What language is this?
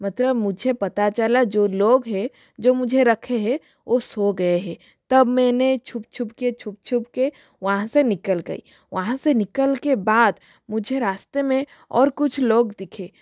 Hindi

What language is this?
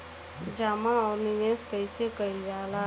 Bhojpuri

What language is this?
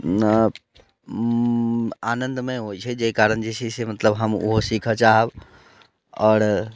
Maithili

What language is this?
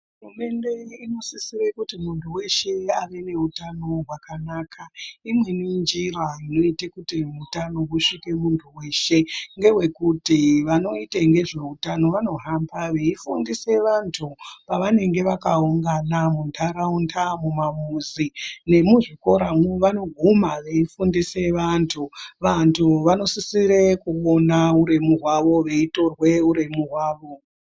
Ndau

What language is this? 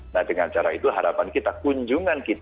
Indonesian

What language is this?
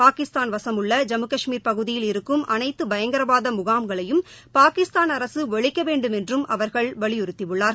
Tamil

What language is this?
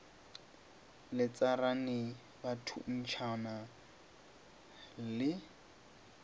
Northern Sotho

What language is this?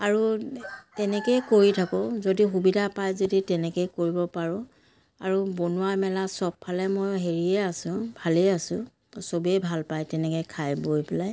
Assamese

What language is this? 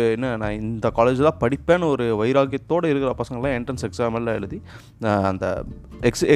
Tamil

